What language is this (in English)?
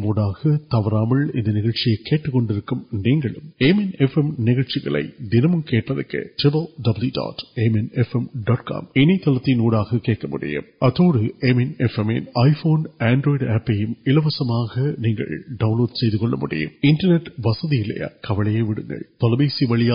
Urdu